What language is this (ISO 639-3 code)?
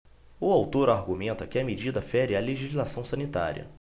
por